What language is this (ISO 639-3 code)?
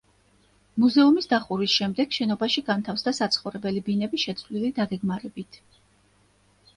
kat